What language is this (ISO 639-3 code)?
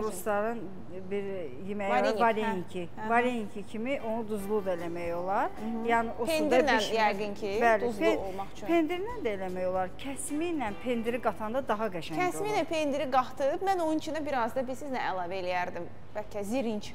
tur